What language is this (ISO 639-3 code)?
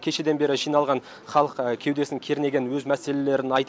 kaz